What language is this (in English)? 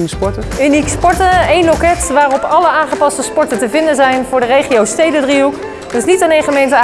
Dutch